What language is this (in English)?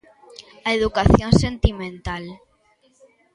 Galician